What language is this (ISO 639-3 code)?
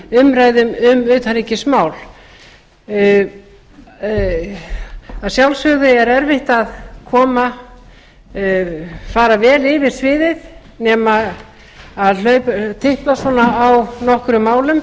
isl